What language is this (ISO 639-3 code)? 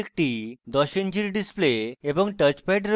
ben